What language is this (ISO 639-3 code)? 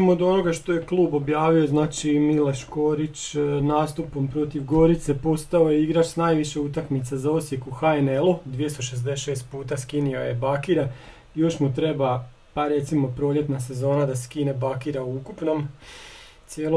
hrv